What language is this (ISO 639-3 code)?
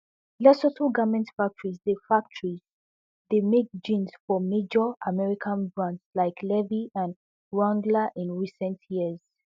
pcm